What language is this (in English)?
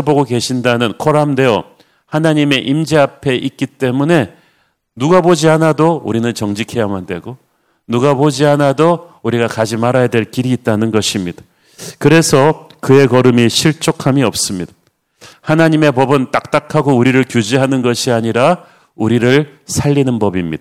Korean